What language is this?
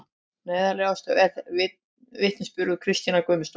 Icelandic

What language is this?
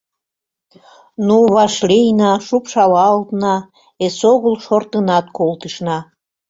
Mari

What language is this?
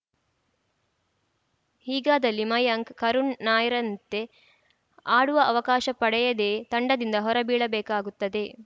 Kannada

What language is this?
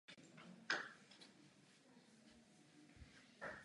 Czech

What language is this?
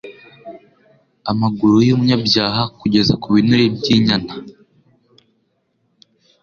Kinyarwanda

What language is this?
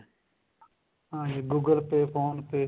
Punjabi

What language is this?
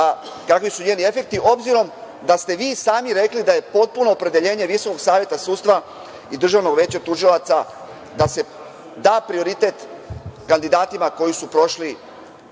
Serbian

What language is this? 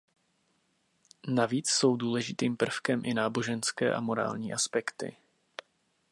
Czech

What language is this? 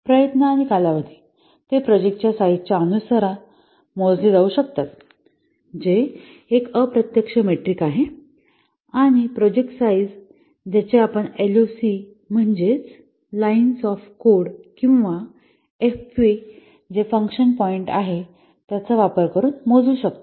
Marathi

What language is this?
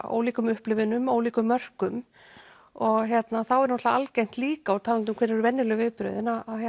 Icelandic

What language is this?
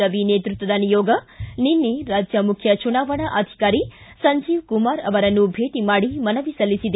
Kannada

